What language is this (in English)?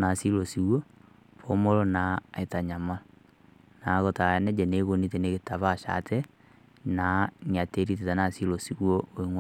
Masai